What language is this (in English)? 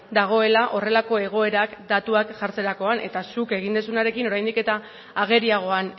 Basque